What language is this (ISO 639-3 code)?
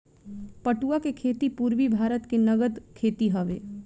bho